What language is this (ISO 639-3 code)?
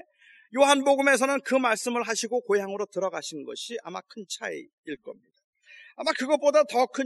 kor